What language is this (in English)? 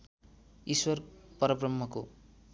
Nepali